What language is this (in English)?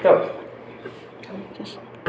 Bodo